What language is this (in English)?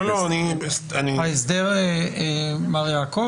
Hebrew